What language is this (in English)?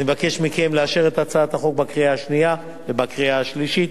Hebrew